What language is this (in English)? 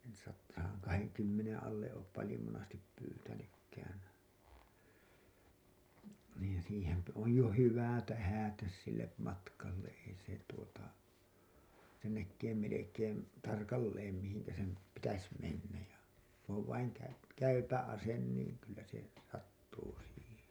Finnish